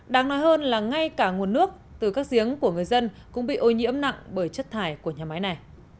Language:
Vietnamese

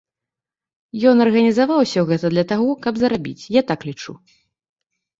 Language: Belarusian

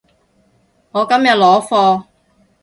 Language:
Cantonese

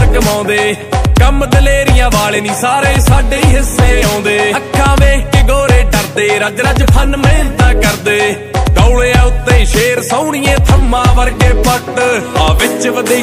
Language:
Romanian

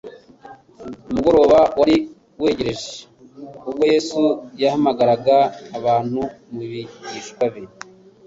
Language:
Kinyarwanda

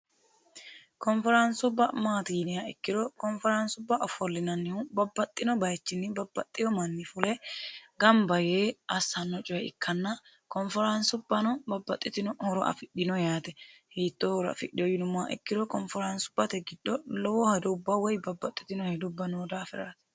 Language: Sidamo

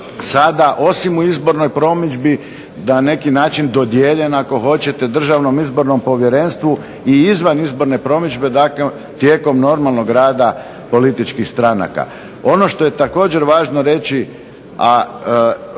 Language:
Croatian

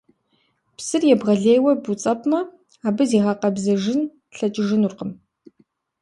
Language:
Kabardian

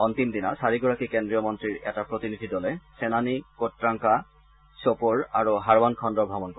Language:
Assamese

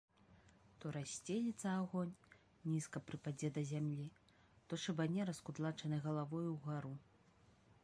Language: Belarusian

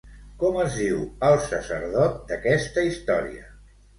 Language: Catalan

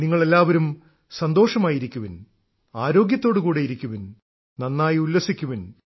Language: Malayalam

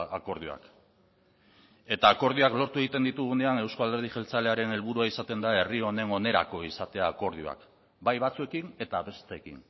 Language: Basque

